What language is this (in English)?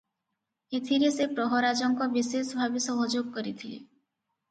Odia